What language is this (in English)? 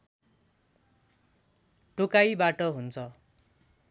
Nepali